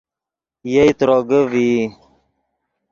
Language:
Yidgha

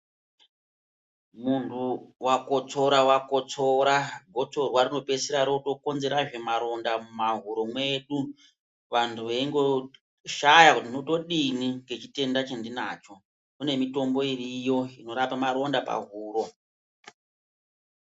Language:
Ndau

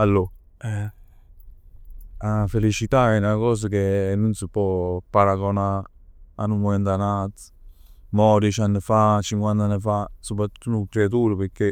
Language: Neapolitan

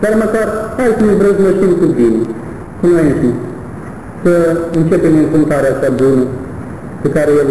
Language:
Romanian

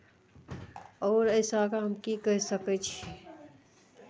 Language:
Maithili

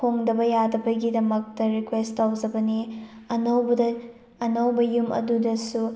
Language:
Manipuri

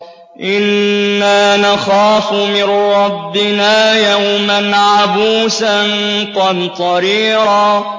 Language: Arabic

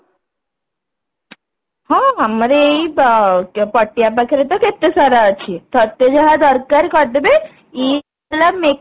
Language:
Odia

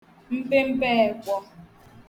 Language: Igbo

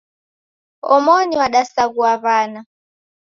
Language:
Taita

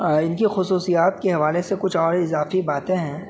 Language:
Urdu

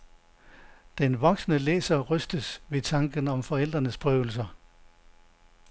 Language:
Danish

